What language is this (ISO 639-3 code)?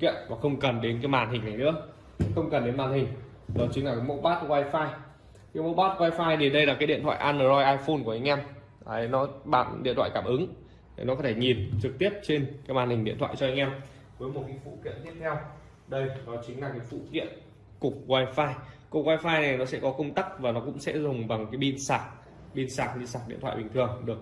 vie